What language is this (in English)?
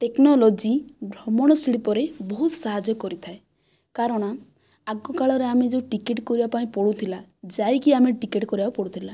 Odia